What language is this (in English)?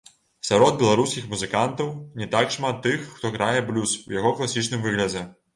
Belarusian